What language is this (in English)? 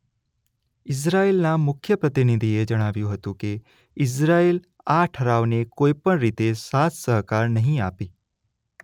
Gujarati